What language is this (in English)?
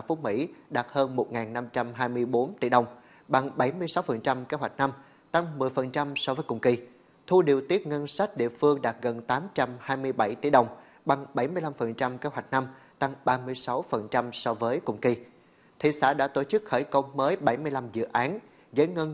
Vietnamese